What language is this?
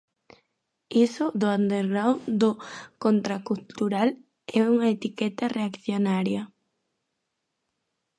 Galician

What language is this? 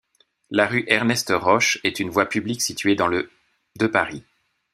French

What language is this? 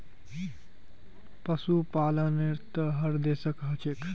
Magahi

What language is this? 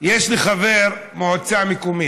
Hebrew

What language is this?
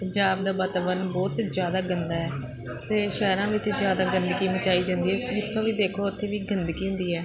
Punjabi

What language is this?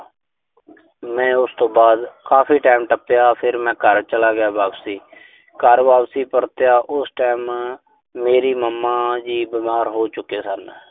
Punjabi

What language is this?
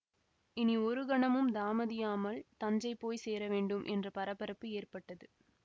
Tamil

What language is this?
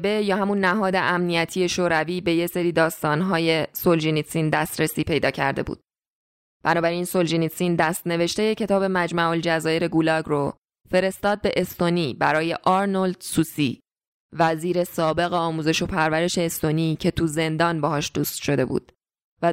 Persian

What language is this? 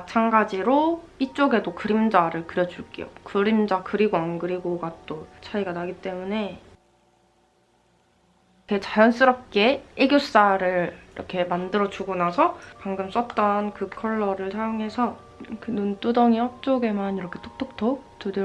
Korean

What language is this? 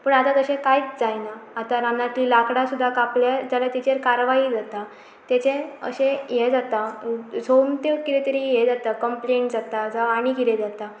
Konkani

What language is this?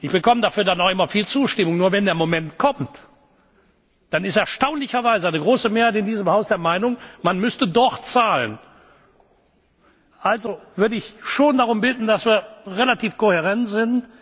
German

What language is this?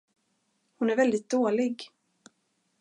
Swedish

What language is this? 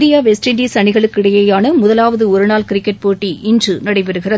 Tamil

